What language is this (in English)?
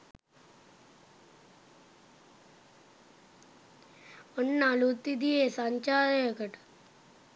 Sinhala